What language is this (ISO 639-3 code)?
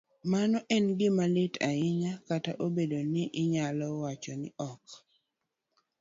luo